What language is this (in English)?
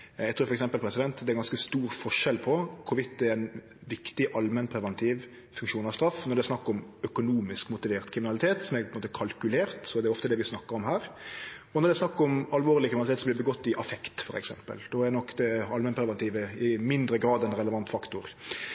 Norwegian Nynorsk